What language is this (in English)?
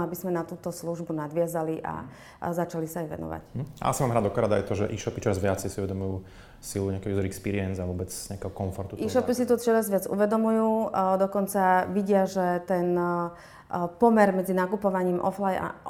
Slovak